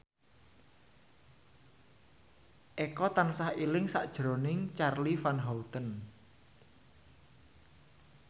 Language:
Javanese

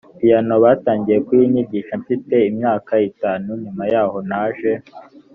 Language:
Kinyarwanda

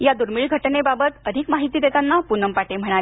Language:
Marathi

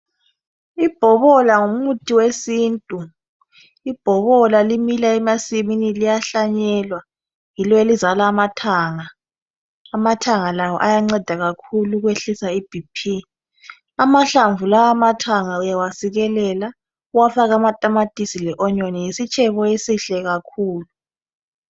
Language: North Ndebele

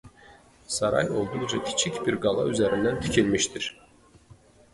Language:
Azerbaijani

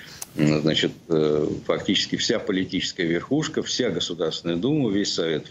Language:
Russian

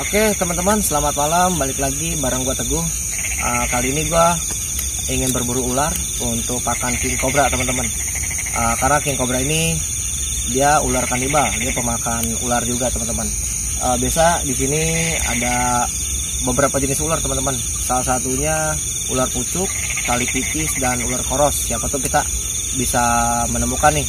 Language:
Indonesian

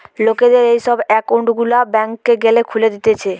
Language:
Bangla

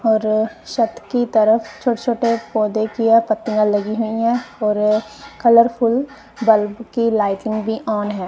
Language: Hindi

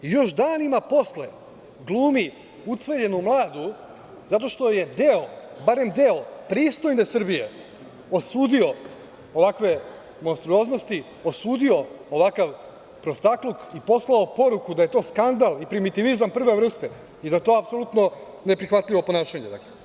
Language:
Serbian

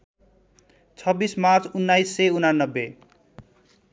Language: Nepali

